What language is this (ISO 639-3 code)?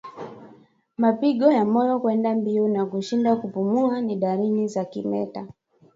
swa